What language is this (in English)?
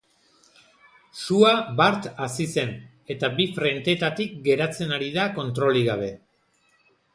Basque